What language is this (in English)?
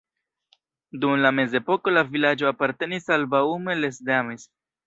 Esperanto